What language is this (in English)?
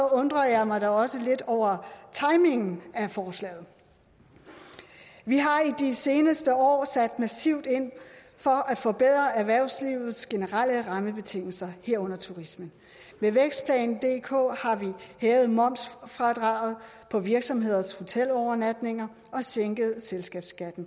Danish